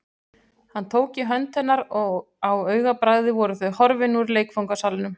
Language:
Icelandic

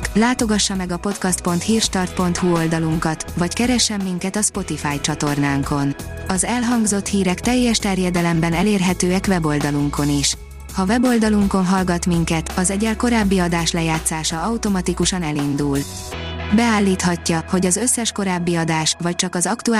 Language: Hungarian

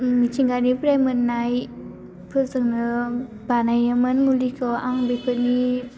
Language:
Bodo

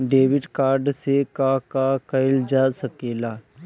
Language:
Bhojpuri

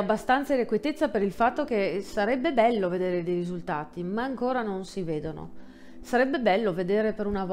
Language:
Italian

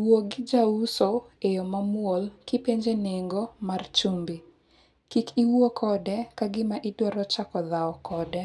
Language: Luo (Kenya and Tanzania)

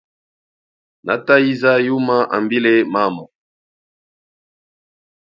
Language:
Chokwe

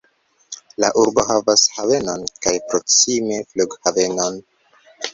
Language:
Esperanto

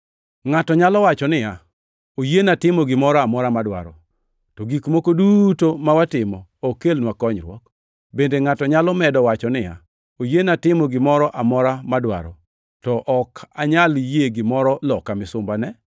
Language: Luo (Kenya and Tanzania)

